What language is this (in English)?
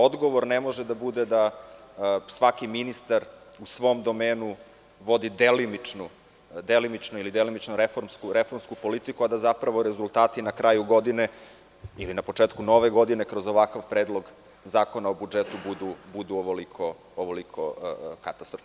Serbian